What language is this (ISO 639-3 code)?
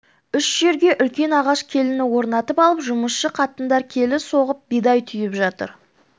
kaz